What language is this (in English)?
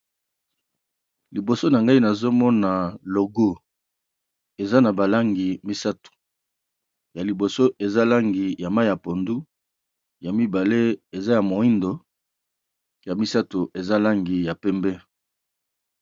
Lingala